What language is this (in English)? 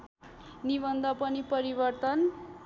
Nepali